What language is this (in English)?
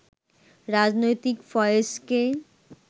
Bangla